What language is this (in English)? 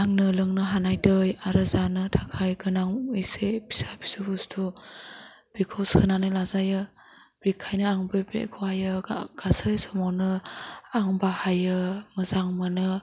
Bodo